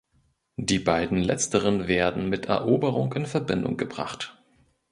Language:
German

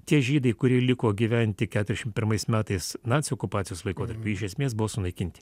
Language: Lithuanian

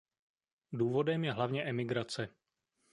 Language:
Czech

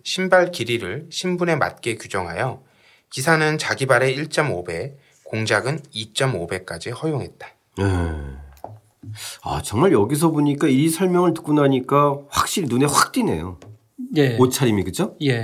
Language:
Korean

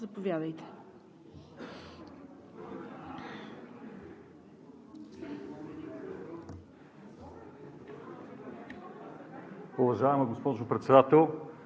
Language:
Bulgarian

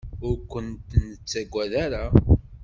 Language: Kabyle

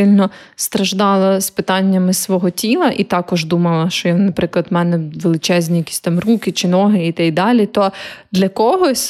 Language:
Ukrainian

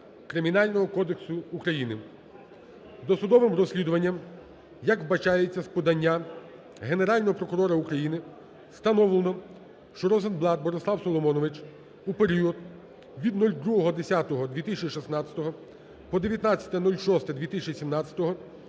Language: Ukrainian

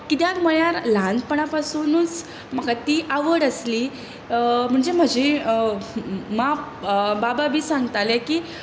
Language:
Konkani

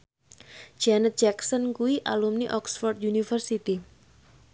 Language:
Javanese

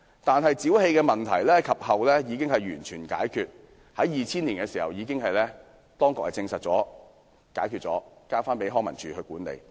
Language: Cantonese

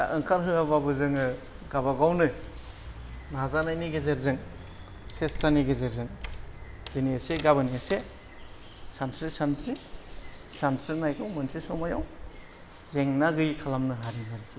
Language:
Bodo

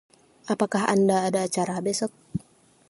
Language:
Indonesian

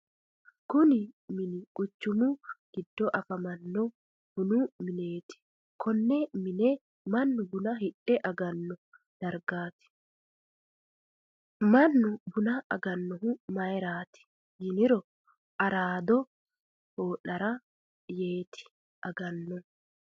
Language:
Sidamo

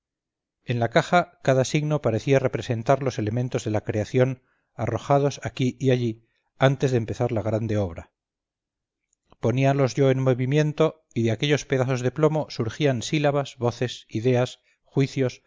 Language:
Spanish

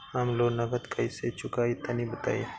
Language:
Bhojpuri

